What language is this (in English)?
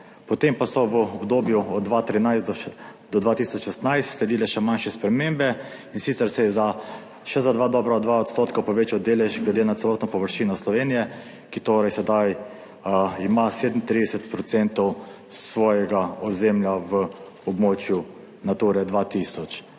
Slovenian